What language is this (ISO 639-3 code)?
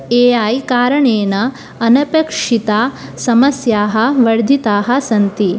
san